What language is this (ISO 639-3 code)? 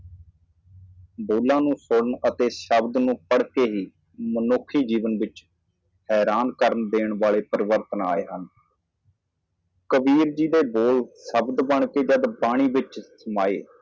pan